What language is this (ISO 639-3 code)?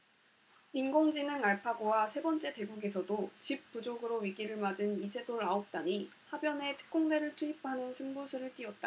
kor